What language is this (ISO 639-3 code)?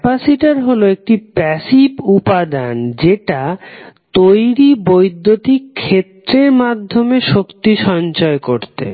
ben